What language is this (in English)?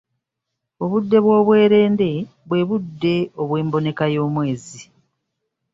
Ganda